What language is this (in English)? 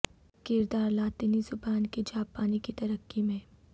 Urdu